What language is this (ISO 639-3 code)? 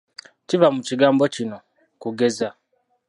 lug